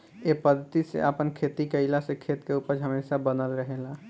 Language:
Bhojpuri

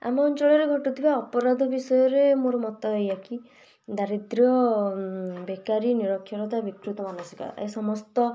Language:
Odia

